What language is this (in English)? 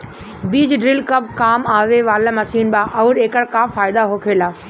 Bhojpuri